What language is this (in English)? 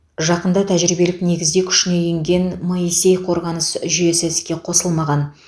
Kazakh